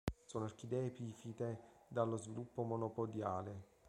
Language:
Italian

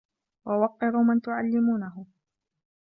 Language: Arabic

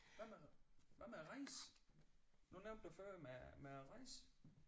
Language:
Danish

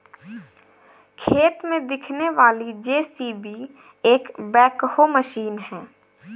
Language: Hindi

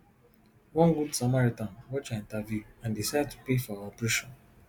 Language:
Nigerian Pidgin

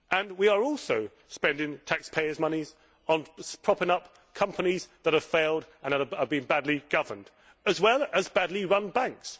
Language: English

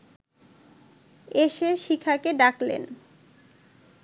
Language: Bangla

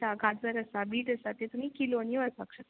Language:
Konkani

